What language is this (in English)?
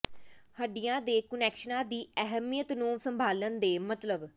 Punjabi